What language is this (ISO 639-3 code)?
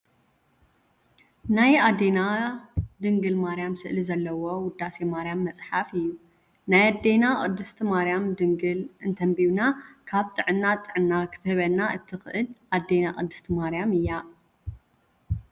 tir